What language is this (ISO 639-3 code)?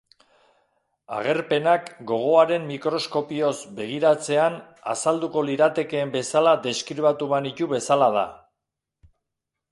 eus